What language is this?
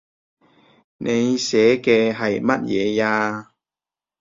Cantonese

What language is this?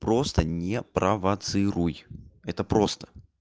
Russian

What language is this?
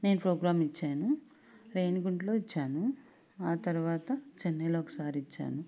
Telugu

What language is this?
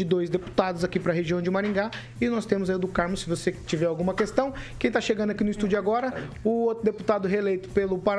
Portuguese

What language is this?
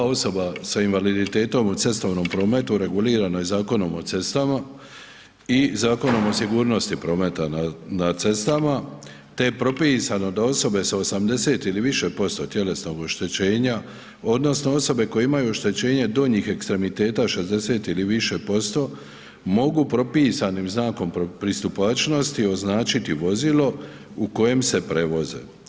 Croatian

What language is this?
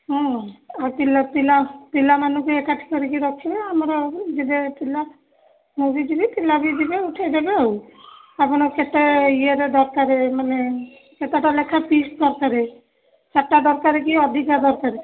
Odia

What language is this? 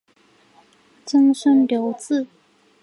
Chinese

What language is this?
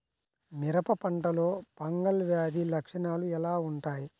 Telugu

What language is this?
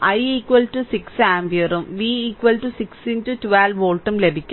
Malayalam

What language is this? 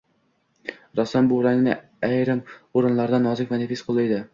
Uzbek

